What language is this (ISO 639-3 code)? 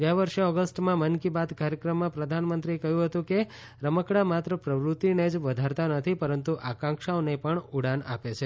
guj